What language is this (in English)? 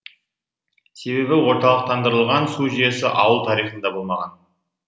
Kazakh